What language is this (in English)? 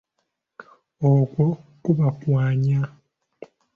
Ganda